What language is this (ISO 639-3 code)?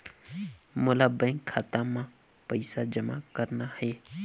hne